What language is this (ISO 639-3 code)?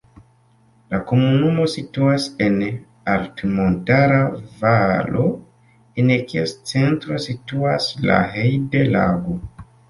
epo